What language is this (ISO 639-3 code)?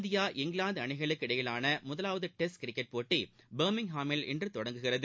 tam